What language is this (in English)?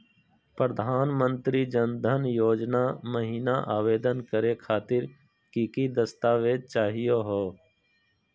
Magahi